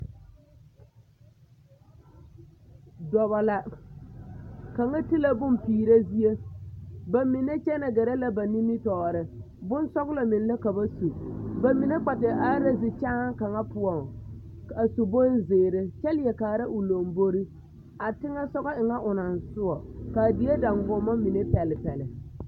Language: Southern Dagaare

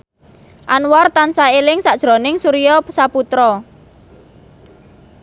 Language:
Javanese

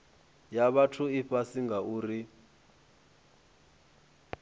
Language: Venda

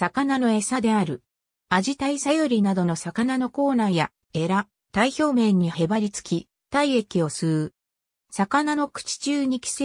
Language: Japanese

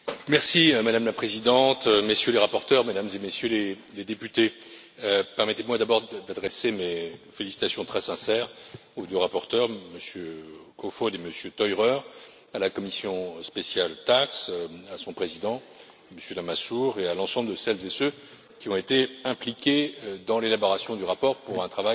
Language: French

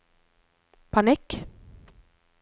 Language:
Norwegian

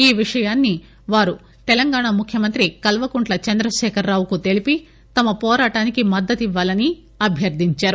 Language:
Telugu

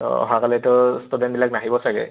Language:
Assamese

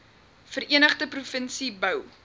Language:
Afrikaans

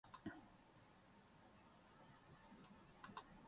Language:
Japanese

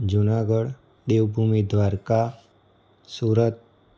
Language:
Gujarati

